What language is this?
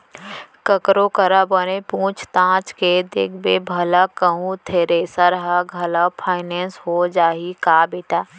Chhattisgarhi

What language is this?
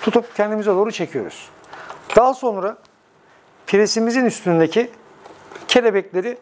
Turkish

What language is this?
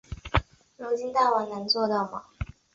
Chinese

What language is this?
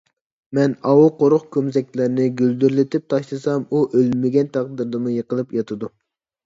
Uyghur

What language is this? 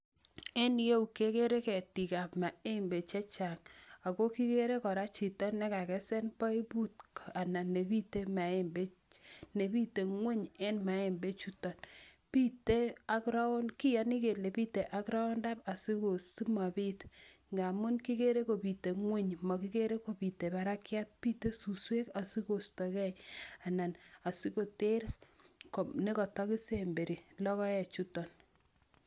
Kalenjin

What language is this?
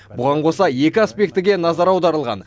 Kazakh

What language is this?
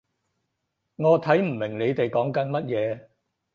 Cantonese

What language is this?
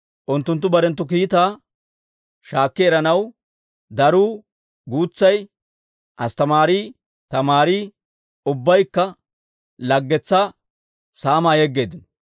Dawro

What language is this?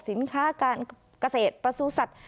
Thai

